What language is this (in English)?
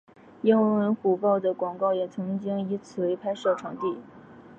Chinese